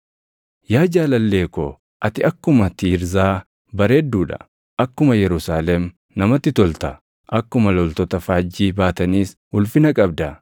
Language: Oromo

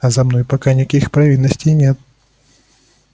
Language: Russian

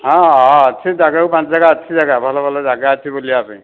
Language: Odia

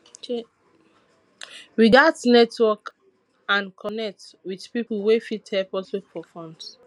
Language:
Nigerian Pidgin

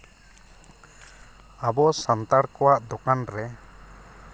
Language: Santali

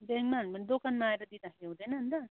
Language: Nepali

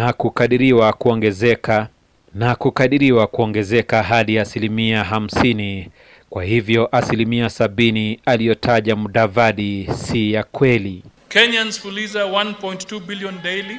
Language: Swahili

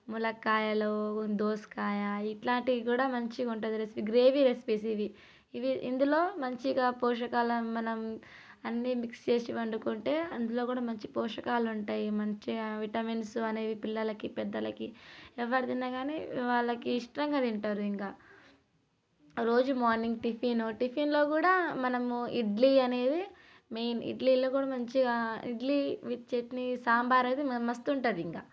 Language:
Telugu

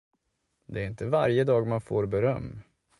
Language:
Swedish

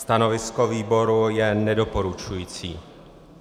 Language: Czech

